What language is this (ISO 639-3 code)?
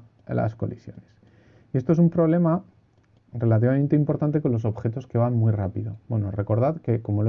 spa